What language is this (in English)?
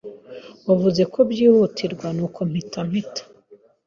Kinyarwanda